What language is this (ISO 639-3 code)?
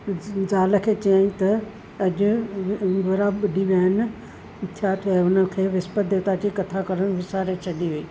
snd